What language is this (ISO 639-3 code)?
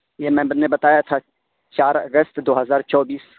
urd